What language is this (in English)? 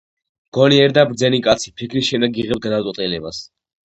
Georgian